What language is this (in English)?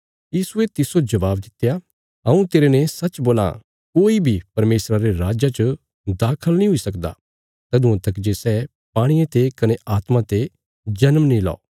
Bilaspuri